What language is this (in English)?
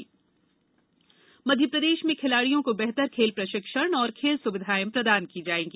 Hindi